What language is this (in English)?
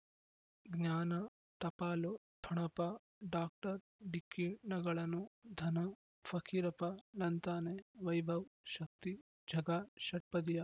Kannada